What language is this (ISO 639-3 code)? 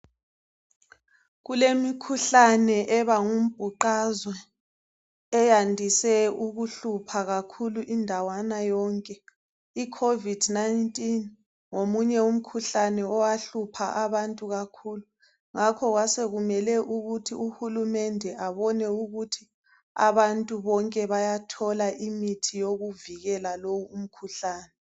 nde